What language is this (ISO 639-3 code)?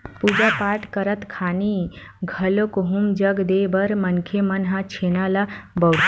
hne